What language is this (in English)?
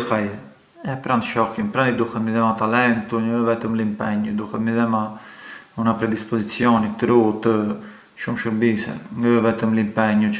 Arbëreshë Albanian